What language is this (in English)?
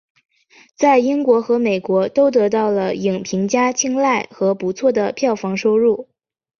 Chinese